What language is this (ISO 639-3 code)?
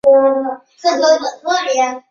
zho